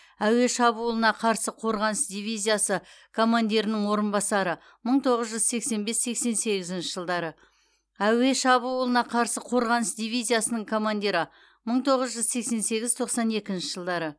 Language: Kazakh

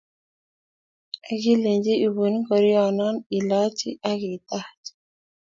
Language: Kalenjin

